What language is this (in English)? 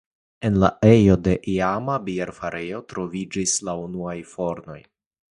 Esperanto